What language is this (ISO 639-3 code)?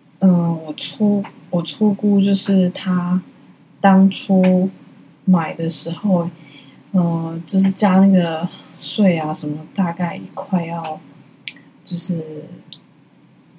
zho